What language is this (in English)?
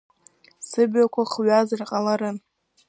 Abkhazian